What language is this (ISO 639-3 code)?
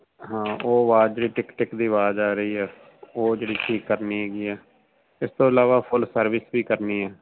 pan